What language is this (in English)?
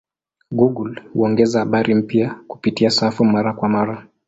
Swahili